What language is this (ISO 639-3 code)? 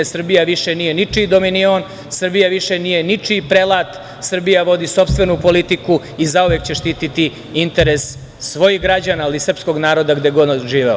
srp